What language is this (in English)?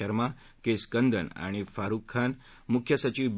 Marathi